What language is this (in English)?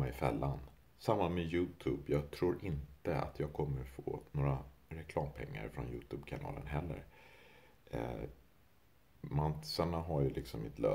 Swedish